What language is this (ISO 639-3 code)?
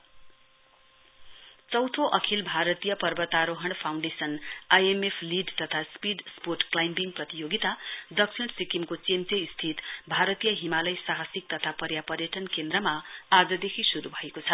nep